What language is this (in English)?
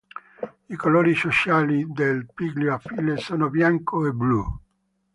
Italian